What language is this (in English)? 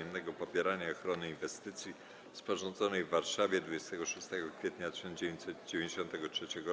Polish